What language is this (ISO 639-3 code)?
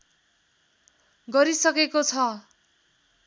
nep